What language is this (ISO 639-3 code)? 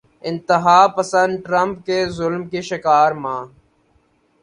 urd